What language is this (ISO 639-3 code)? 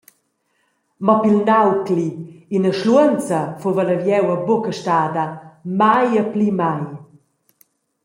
roh